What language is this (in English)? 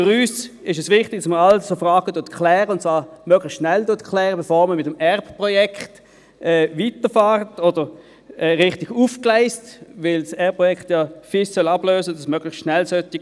Swiss German